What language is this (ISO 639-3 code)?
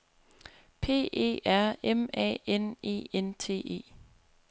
dan